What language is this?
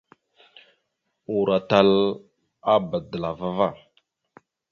Mada (Cameroon)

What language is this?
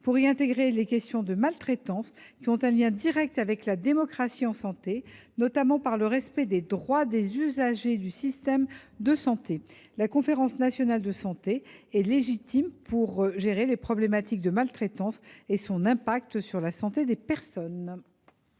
French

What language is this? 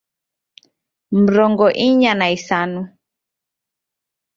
Taita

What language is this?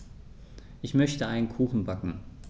German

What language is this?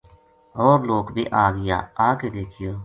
Gujari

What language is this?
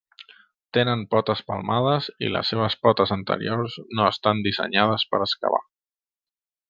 Catalan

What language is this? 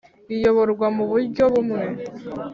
Kinyarwanda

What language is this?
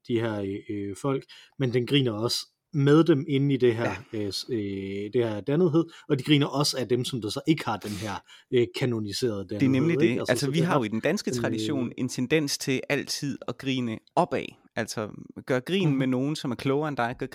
Danish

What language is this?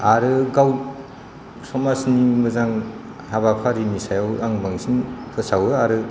Bodo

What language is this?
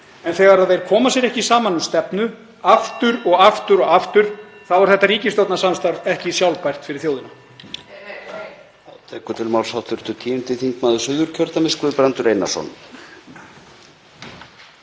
Icelandic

